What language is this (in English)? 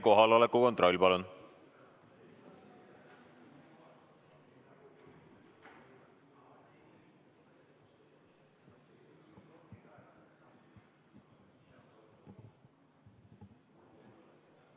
Estonian